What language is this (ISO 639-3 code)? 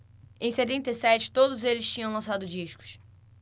por